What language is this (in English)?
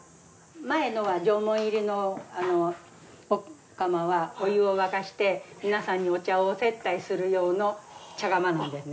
Japanese